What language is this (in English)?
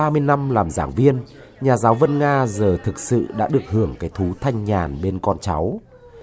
Vietnamese